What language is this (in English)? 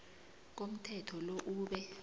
South Ndebele